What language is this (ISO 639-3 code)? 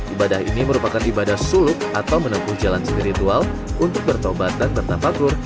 ind